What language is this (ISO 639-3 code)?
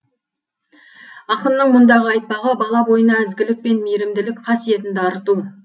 kaz